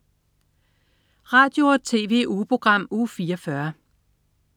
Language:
Danish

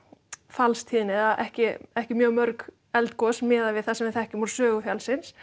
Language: Icelandic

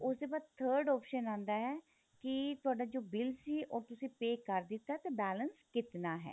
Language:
Punjabi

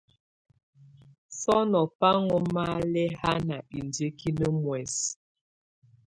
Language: Tunen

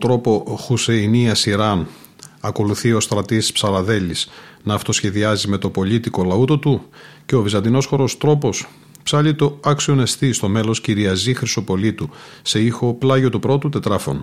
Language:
Greek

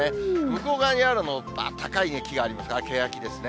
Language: Japanese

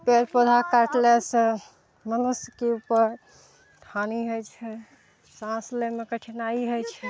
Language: Maithili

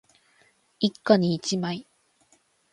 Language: Japanese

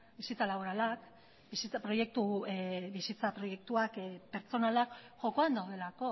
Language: Basque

